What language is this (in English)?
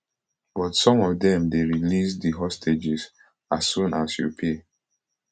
Nigerian Pidgin